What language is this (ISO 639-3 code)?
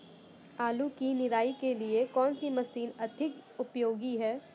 hin